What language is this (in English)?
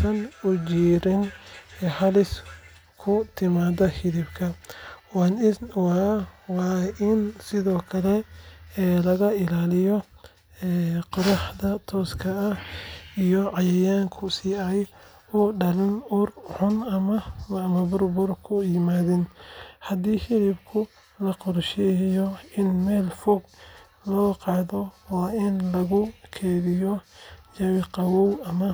Somali